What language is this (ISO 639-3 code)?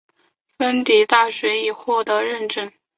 zho